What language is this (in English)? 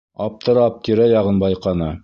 Bashkir